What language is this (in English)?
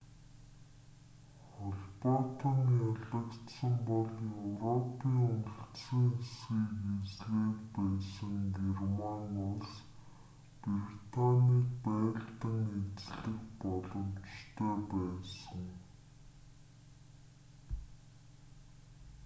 Mongolian